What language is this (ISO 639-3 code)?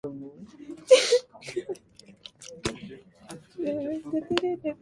jpn